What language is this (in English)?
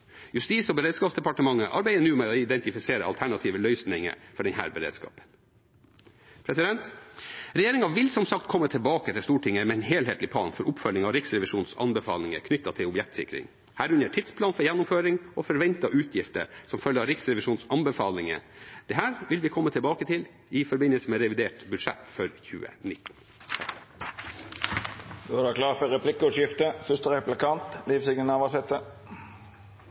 Norwegian